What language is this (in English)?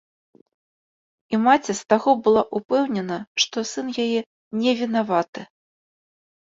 Belarusian